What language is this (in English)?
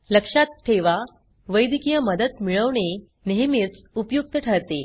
Marathi